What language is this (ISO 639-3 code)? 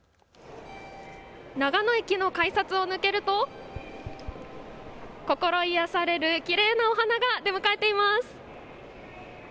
jpn